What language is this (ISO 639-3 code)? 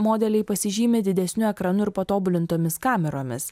lit